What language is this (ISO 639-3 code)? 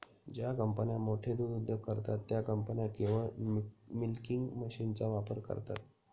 mar